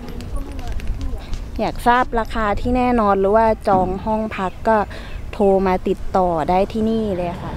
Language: Thai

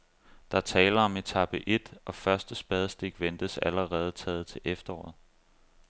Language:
Danish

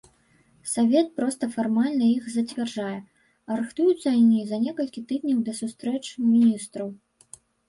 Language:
Belarusian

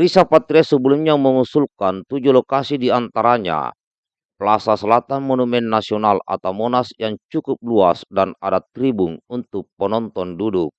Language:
Indonesian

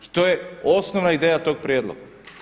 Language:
Croatian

